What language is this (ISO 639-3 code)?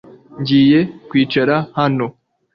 kin